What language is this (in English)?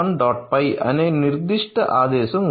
Telugu